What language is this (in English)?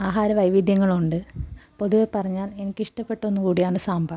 Malayalam